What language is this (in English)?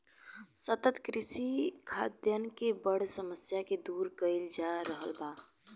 Bhojpuri